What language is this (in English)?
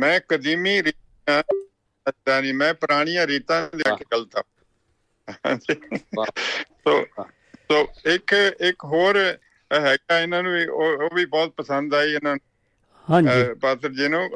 Punjabi